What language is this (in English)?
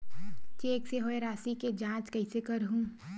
Chhattisgarhi